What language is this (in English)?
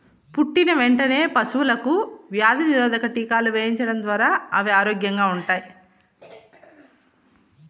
Telugu